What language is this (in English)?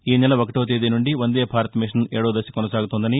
Telugu